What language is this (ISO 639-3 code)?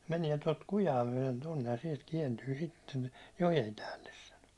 fin